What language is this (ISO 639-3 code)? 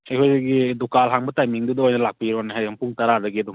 mni